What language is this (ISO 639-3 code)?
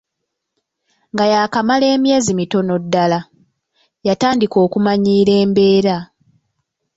lug